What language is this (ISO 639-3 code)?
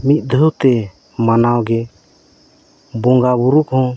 sat